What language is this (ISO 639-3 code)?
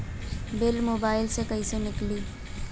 bho